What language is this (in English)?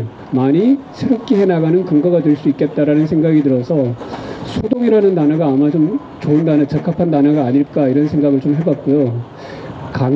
Korean